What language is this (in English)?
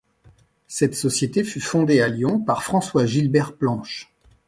French